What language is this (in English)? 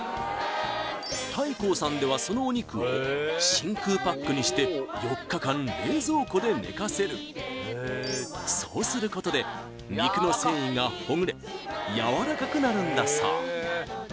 Japanese